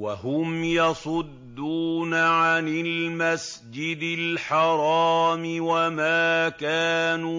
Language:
Arabic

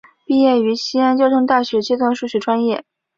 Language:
Chinese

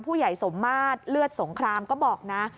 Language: Thai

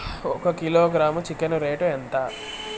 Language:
Telugu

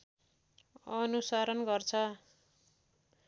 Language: Nepali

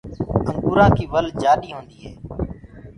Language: Gurgula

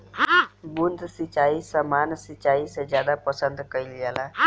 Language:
Bhojpuri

